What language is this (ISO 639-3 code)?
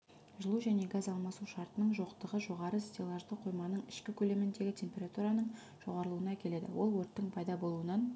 kaz